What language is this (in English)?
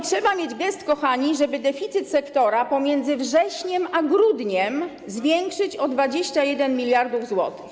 Polish